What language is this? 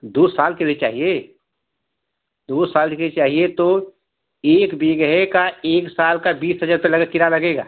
Hindi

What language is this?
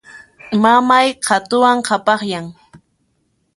Puno Quechua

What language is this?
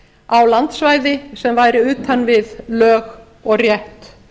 Icelandic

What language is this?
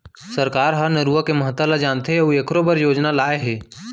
Chhattisgarhi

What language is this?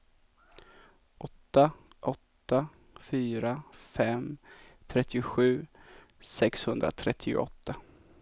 Swedish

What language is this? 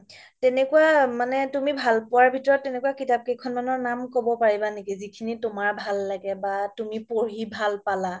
Assamese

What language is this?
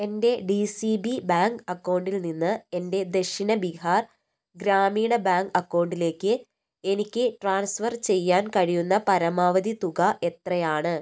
Malayalam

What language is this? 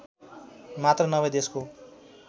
Nepali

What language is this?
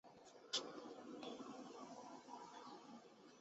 Chinese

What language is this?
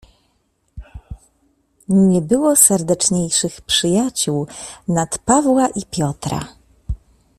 Polish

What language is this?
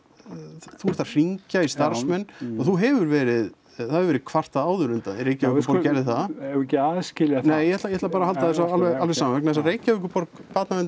Icelandic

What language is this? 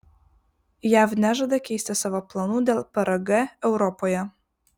Lithuanian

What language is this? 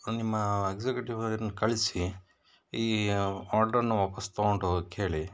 Kannada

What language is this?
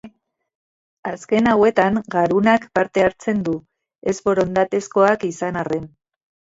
Basque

